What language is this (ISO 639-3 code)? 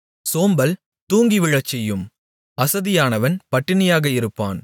tam